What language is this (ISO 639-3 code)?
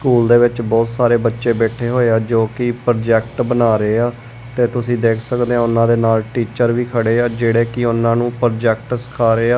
pan